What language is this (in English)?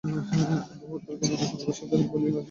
Bangla